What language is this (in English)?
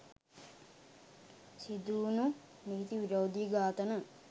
Sinhala